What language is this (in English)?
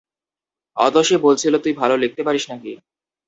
Bangla